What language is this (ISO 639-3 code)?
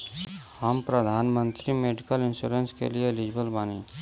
bho